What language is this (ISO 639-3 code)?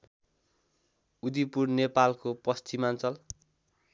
nep